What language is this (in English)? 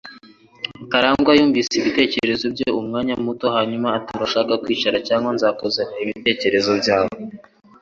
Kinyarwanda